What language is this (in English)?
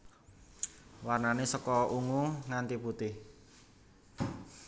Javanese